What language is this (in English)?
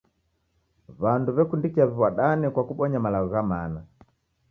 Taita